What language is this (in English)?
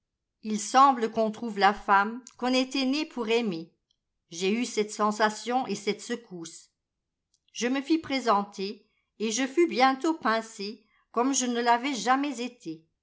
French